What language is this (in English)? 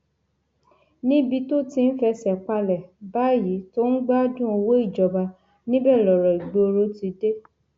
Yoruba